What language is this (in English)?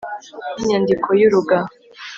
Kinyarwanda